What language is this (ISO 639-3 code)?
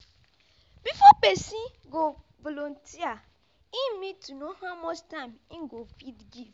pcm